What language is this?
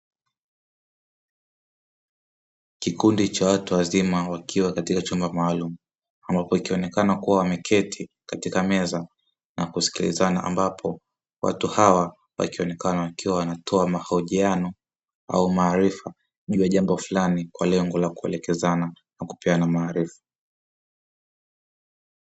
Swahili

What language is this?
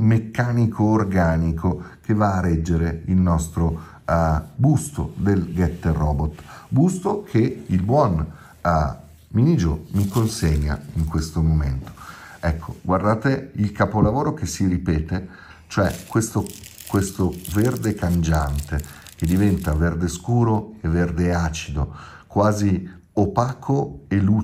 Italian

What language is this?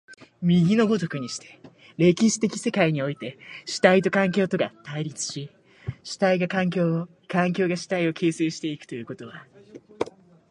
Japanese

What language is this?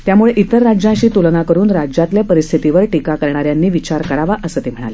Marathi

